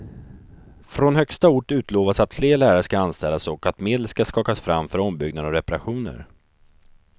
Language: Swedish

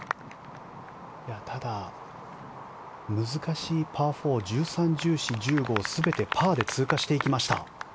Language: Japanese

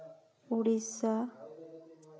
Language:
Santali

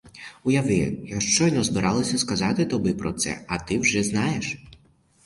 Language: Ukrainian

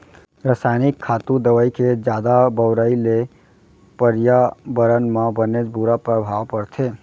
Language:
Chhattisgarhi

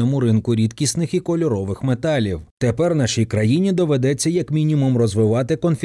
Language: Ukrainian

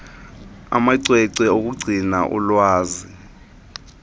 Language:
Xhosa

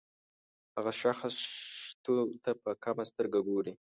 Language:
Pashto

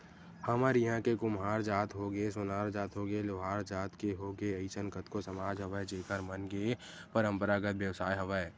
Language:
Chhattisgarhi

